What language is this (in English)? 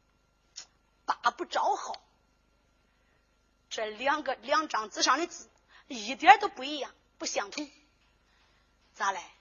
Chinese